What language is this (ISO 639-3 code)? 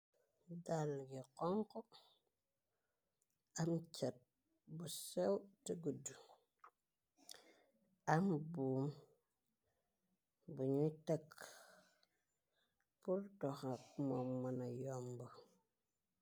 wol